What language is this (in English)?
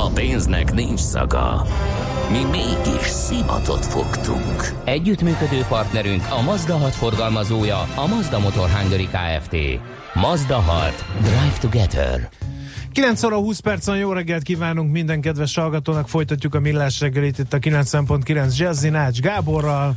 Hungarian